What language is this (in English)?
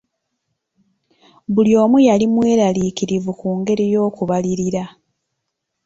Ganda